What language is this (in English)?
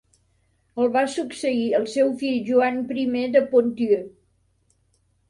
Catalan